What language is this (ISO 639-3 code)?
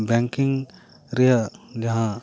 sat